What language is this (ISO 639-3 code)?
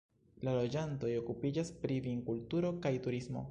epo